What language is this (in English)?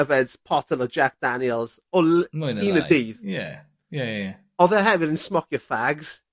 Welsh